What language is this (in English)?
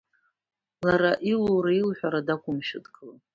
Abkhazian